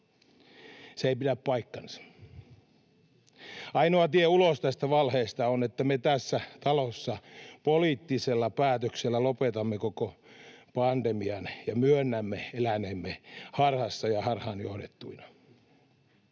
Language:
Finnish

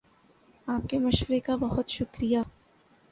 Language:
Urdu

